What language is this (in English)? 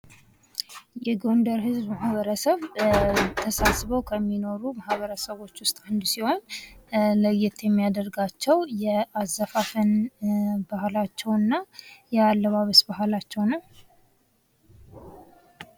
Amharic